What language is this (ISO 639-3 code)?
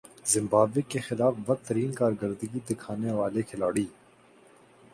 urd